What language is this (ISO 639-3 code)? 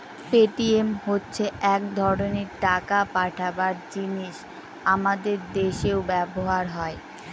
ben